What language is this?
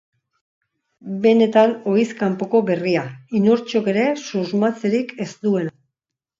Basque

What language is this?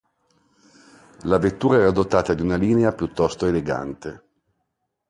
Italian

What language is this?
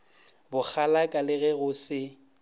Northern Sotho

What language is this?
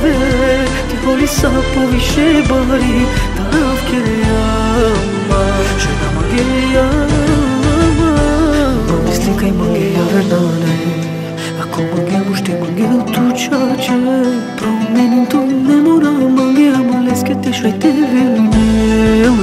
Romanian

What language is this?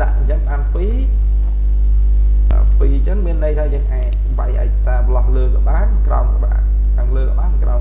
Vietnamese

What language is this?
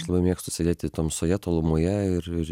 Lithuanian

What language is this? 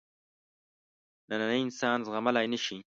Pashto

